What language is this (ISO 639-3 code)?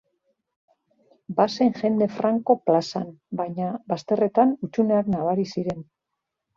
eus